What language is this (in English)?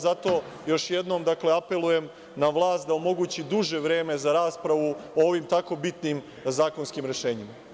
Serbian